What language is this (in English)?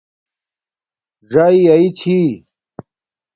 Domaaki